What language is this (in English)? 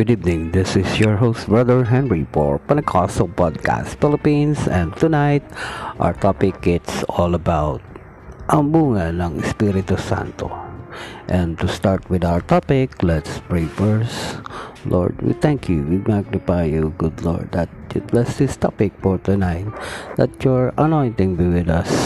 Filipino